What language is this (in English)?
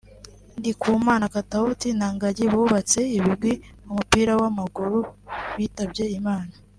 Kinyarwanda